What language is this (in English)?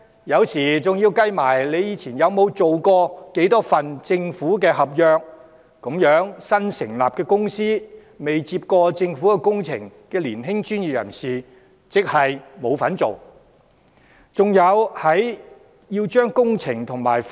Cantonese